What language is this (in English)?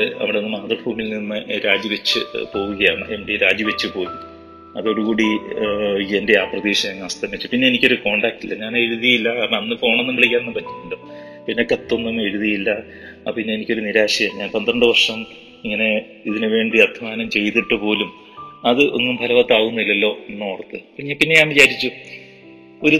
Malayalam